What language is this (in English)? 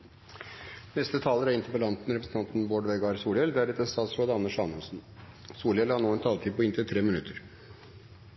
Norwegian Bokmål